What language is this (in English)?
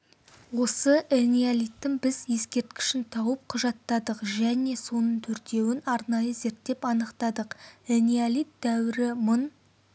Kazakh